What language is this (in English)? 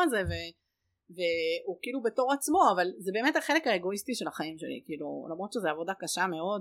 Hebrew